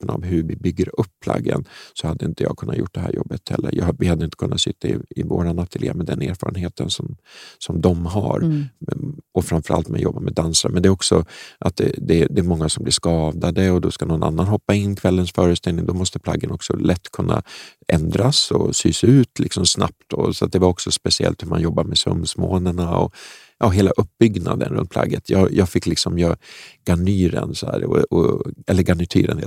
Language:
Swedish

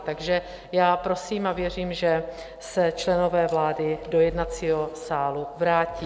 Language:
Czech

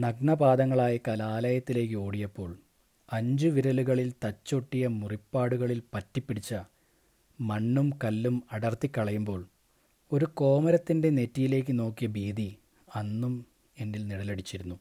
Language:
Malayalam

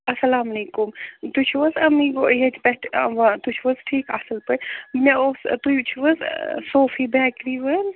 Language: Kashmiri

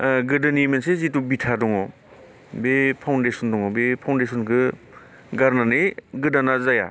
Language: Bodo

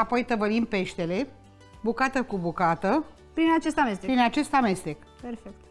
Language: Romanian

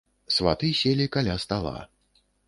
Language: Belarusian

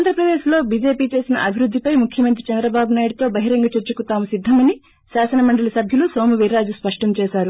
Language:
Telugu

